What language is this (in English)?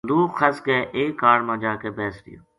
Gujari